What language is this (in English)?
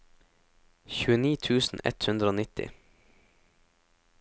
Norwegian